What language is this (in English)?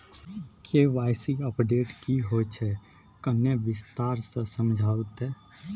Maithili